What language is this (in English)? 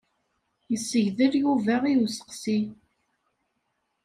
Kabyle